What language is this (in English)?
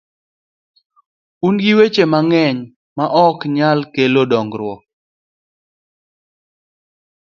Luo (Kenya and Tanzania)